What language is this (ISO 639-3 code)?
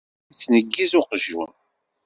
kab